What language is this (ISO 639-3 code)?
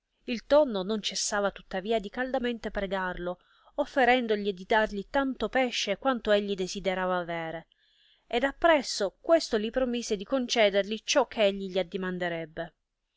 ita